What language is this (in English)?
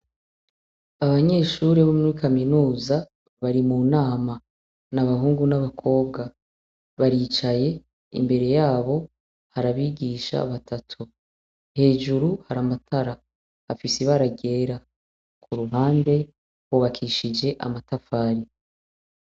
Rundi